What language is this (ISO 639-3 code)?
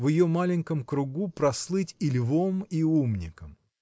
rus